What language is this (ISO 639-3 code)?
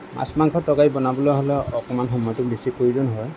asm